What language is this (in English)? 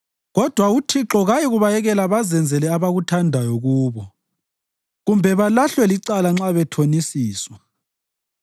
North Ndebele